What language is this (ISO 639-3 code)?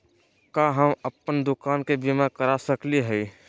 mag